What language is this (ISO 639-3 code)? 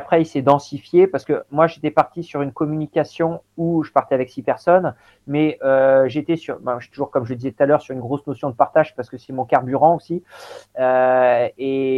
fra